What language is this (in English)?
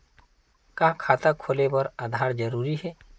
Chhattisgarhi